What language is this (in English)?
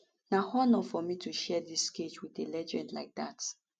Nigerian Pidgin